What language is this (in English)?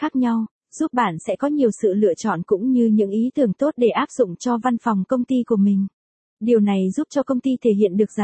Vietnamese